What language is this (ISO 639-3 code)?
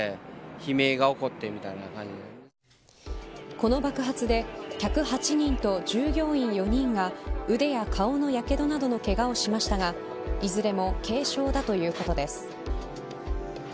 jpn